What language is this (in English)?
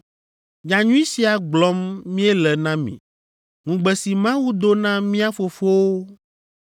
Ewe